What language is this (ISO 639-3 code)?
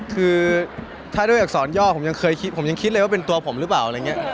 tha